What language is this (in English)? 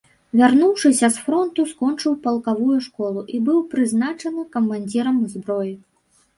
Belarusian